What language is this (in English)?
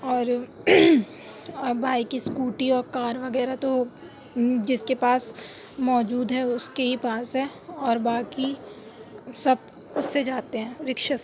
Urdu